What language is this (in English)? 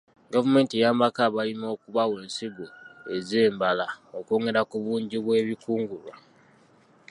Ganda